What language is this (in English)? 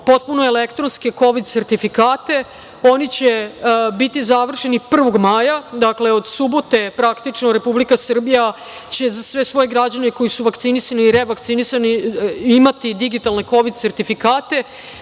Serbian